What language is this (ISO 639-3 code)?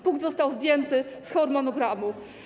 pol